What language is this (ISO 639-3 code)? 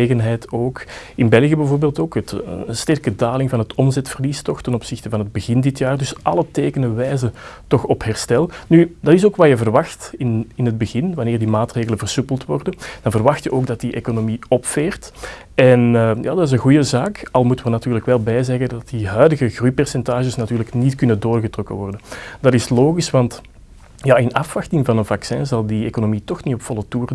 nld